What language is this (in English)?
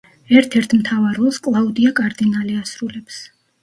Georgian